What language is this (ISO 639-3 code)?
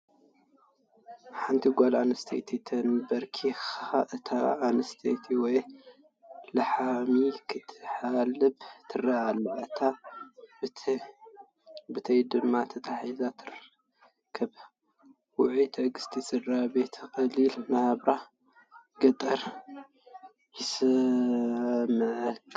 tir